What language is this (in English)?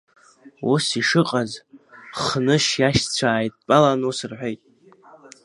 Abkhazian